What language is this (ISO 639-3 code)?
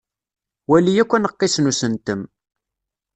kab